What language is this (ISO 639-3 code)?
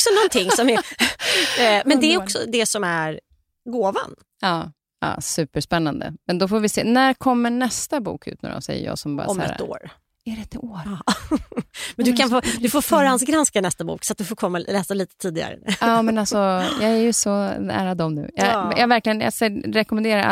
swe